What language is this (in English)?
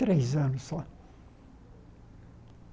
Portuguese